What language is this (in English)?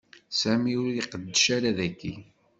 Kabyle